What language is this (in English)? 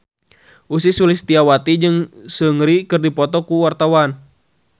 Sundanese